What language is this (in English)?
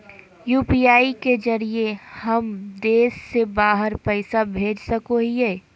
Magahi